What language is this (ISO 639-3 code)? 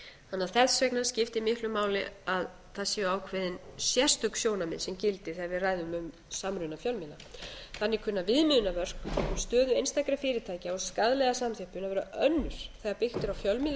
isl